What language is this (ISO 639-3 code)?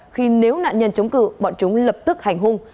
vie